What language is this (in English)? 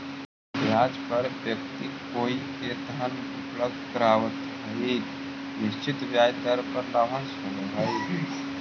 Magahi